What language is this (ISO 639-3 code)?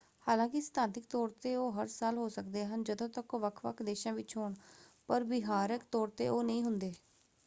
pan